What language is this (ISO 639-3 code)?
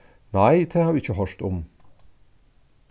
fao